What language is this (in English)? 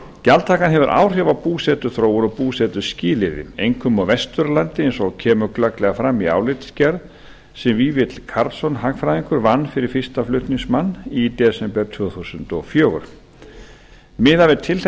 Icelandic